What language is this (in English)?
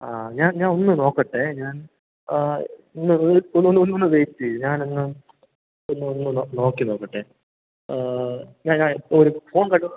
Malayalam